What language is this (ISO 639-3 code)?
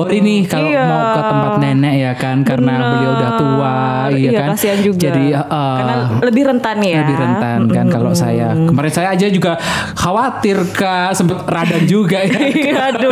ind